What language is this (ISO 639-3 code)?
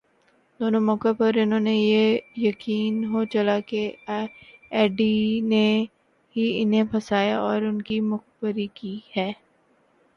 urd